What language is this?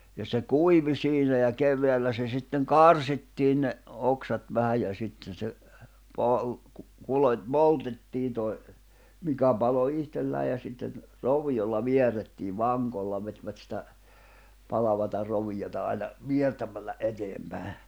Finnish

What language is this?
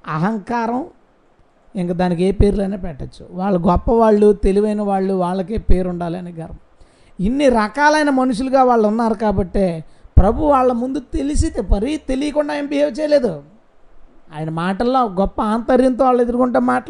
Telugu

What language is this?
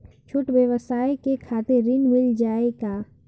Bhojpuri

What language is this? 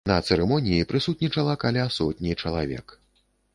Belarusian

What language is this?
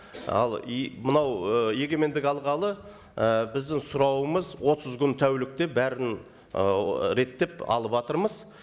Kazakh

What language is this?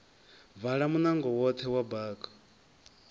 Venda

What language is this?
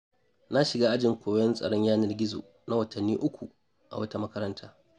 Hausa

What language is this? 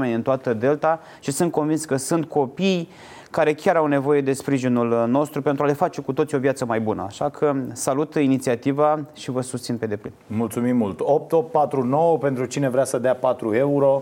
Romanian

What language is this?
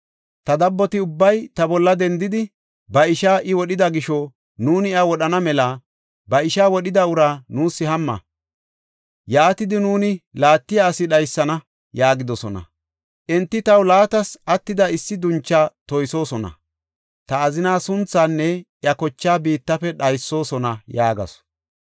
Gofa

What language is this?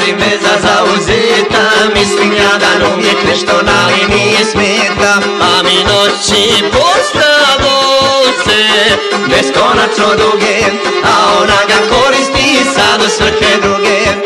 Romanian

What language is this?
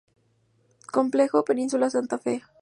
Spanish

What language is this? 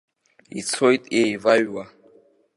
Abkhazian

